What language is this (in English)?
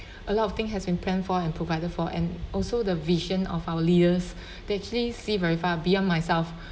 English